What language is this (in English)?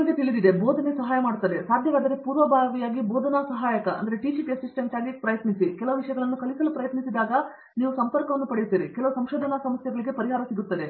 Kannada